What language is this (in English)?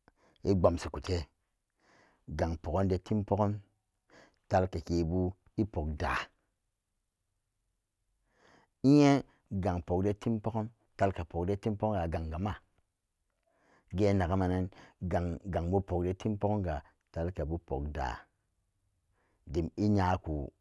Samba Daka